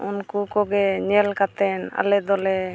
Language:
Santali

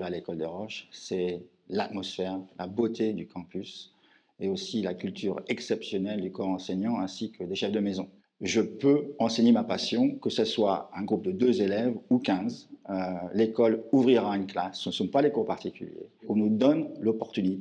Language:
French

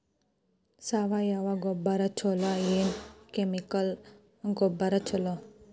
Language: Kannada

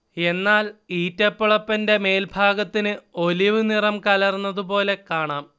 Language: Malayalam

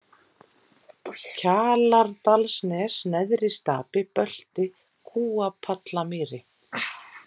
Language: Icelandic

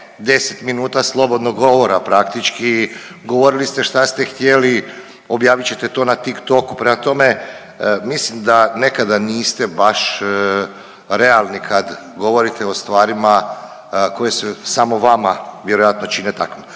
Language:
Croatian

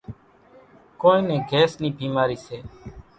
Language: Kachi Koli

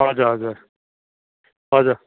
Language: Nepali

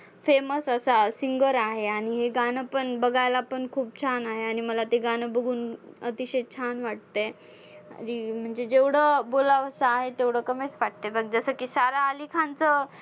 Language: Marathi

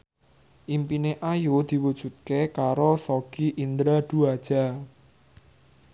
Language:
Javanese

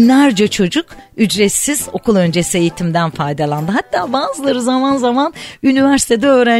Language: Turkish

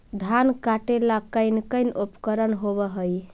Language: Magahi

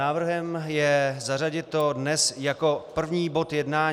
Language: Czech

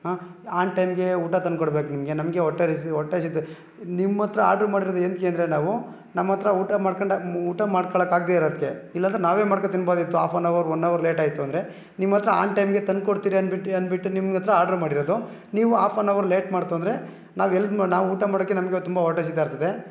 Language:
Kannada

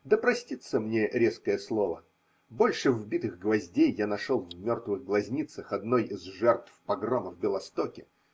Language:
Russian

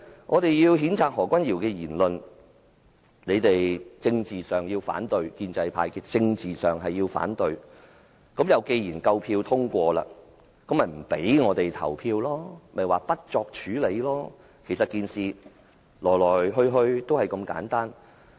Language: Cantonese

